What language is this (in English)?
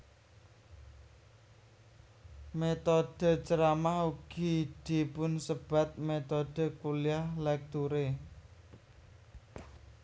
Javanese